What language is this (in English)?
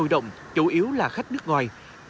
Vietnamese